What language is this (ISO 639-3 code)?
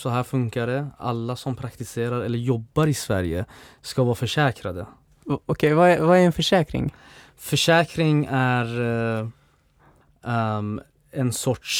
swe